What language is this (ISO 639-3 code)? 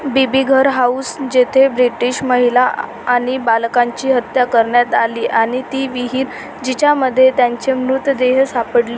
mar